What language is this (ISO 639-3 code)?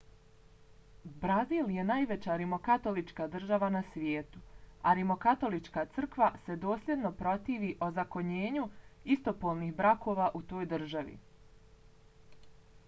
bos